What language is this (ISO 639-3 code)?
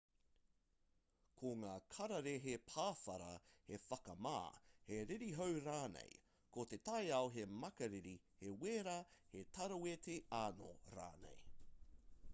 mri